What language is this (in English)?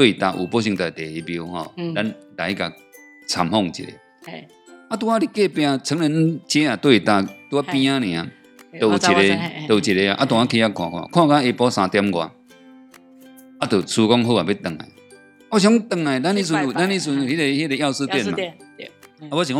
Chinese